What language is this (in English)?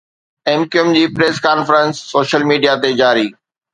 Sindhi